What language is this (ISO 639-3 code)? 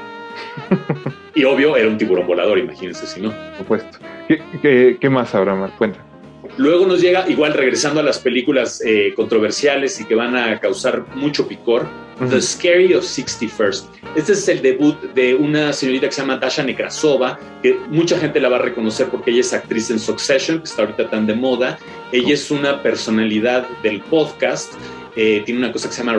spa